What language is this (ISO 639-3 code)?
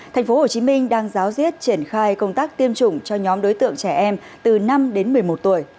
vie